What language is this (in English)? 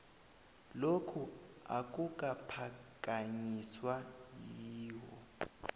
South Ndebele